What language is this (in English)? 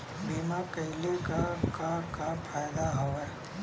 Bhojpuri